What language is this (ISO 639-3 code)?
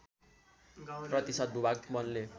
nep